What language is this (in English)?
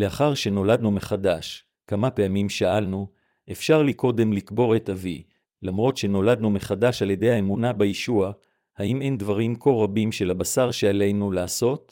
Hebrew